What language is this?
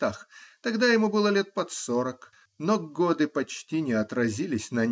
Russian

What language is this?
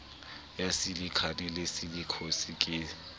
Southern Sotho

